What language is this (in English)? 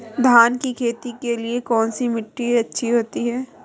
Hindi